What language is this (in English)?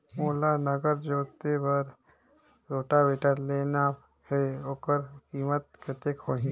Chhattisgarhi